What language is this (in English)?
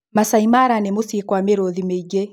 Kikuyu